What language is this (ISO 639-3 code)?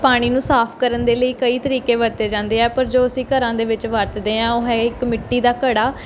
pan